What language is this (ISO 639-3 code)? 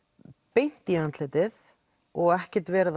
isl